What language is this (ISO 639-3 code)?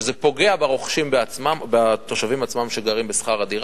heb